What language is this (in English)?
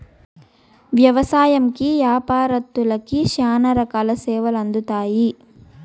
Telugu